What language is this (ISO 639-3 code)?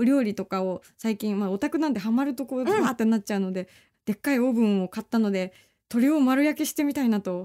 jpn